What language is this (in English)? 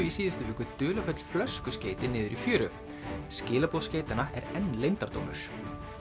Icelandic